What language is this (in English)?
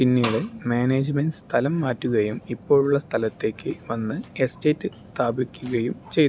Malayalam